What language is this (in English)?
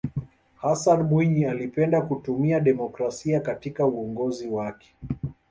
Swahili